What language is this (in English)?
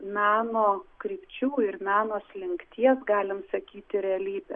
Lithuanian